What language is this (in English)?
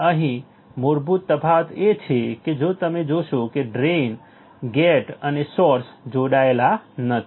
Gujarati